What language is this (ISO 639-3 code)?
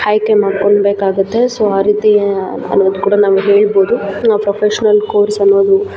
kan